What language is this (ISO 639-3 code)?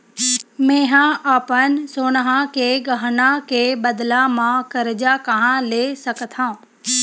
hne